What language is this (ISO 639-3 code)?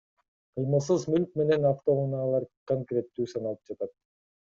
kir